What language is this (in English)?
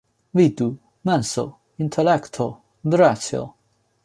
Esperanto